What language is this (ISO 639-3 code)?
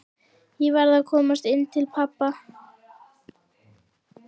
isl